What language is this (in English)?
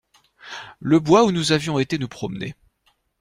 French